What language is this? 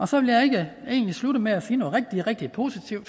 Danish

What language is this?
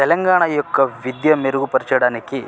Telugu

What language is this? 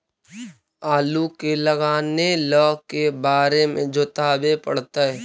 Magahi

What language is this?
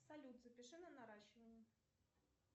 Russian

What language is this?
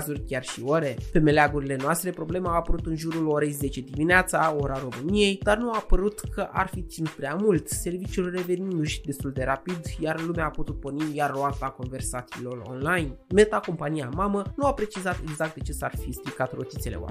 Romanian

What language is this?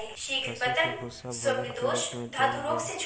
Maithili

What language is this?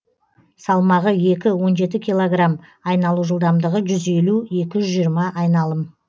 Kazakh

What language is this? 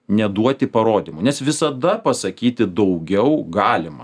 Lithuanian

